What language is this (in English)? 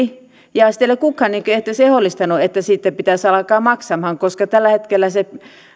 Finnish